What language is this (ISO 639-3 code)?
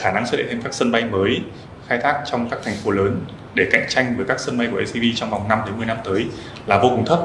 vie